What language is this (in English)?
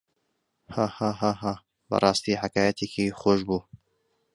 Central Kurdish